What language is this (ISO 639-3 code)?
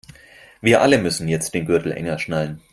deu